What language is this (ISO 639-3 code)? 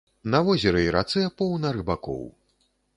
bel